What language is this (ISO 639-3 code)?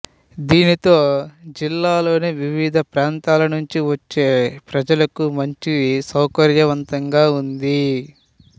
tel